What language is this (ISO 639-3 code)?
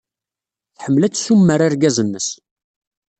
kab